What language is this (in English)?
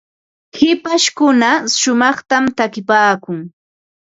Ambo-Pasco Quechua